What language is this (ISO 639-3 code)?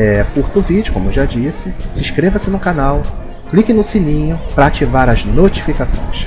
por